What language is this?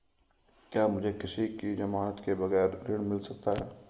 Hindi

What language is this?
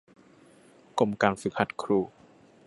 Thai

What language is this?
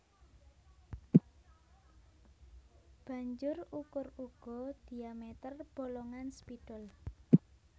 Javanese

